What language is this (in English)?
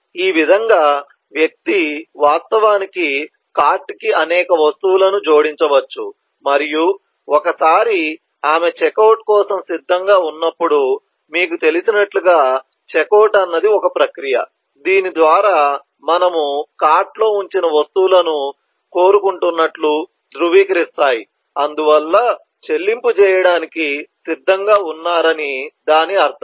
Telugu